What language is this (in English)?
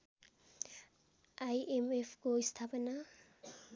Nepali